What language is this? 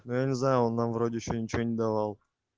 Russian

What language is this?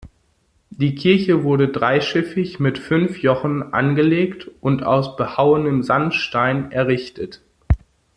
German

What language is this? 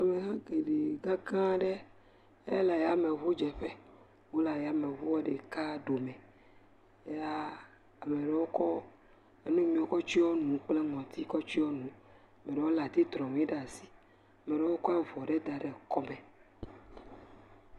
Ewe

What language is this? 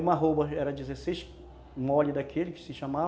Portuguese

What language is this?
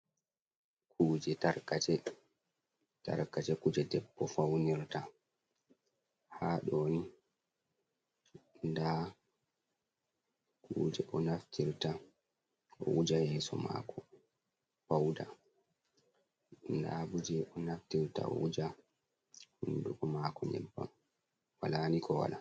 Fula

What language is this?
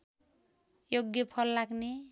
Nepali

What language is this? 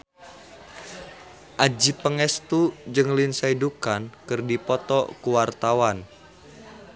Sundanese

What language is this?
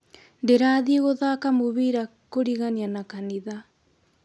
Kikuyu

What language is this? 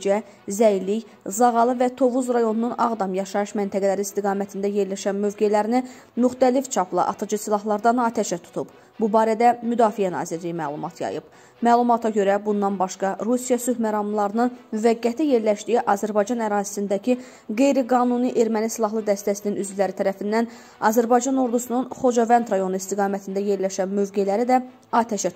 Turkish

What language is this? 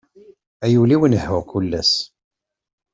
Kabyle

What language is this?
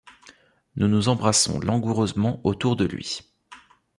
French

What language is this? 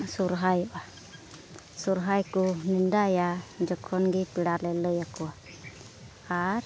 Santali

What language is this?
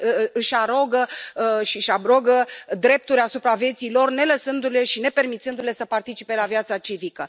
Romanian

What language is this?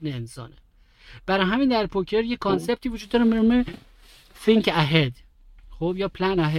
Persian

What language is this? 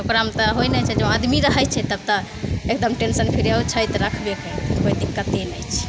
Maithili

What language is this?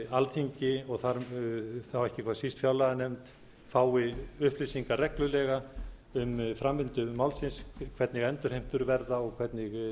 Icelandic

